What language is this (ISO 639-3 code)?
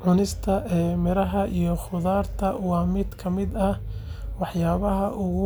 som